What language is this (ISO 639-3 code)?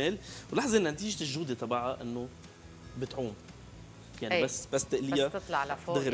ara